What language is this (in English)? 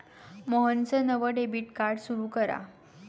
Marathi